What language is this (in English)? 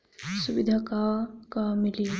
Bhojpuri